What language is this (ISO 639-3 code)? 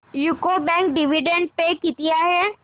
mar